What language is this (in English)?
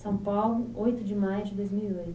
Portuguese